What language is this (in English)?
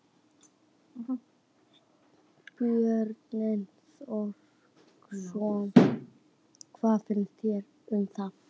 Icelandic